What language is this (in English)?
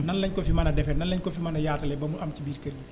Wolof